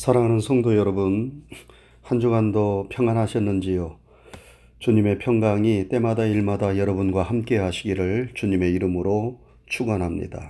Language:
Korean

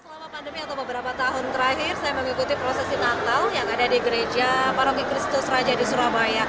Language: Indonesian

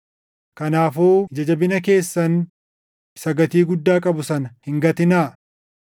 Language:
Oromo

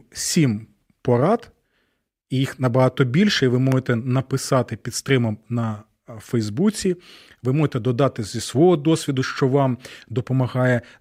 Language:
Ukrainian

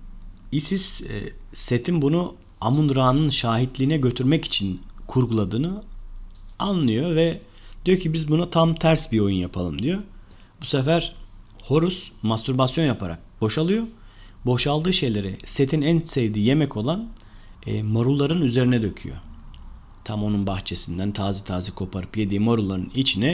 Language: Turkish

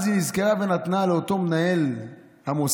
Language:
Hebrew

